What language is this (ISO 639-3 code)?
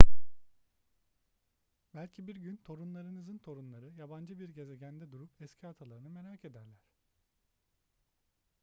tur